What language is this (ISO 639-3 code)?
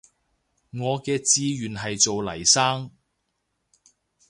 yue